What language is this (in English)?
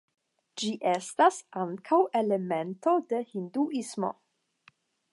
Esperanto